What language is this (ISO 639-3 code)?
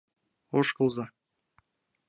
chm